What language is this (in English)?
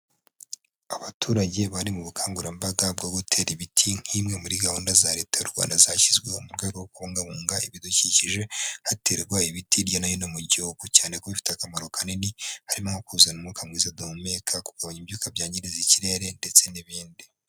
Kinyarwanda